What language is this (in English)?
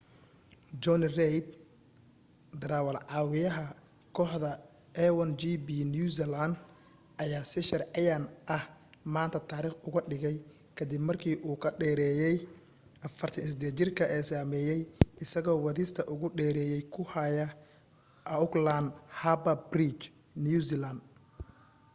Somali